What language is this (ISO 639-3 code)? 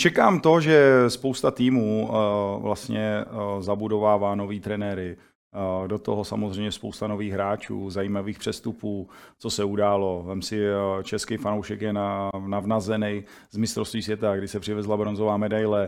ces